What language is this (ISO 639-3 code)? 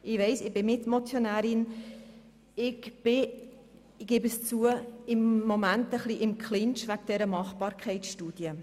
gsw